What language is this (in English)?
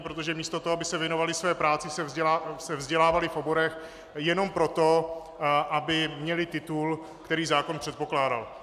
Czech